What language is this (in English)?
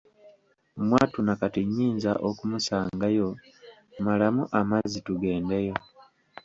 Ganda